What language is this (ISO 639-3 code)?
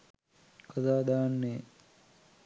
sin